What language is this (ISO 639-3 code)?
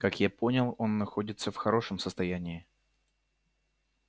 rus